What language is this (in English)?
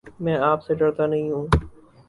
Urdu